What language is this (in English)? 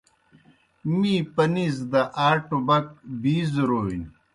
Kohistani Shina